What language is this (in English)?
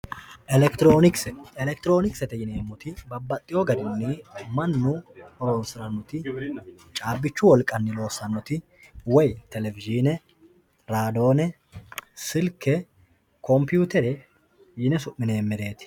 Sidamo